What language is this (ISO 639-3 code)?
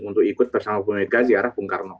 ind